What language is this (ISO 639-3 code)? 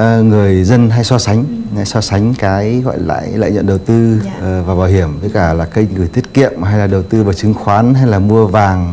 vie